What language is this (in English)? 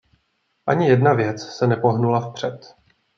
Czech